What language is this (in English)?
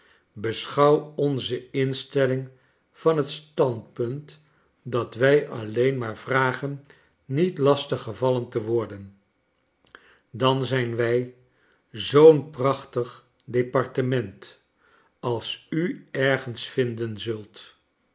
Dutch